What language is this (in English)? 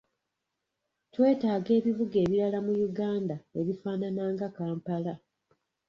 Ganda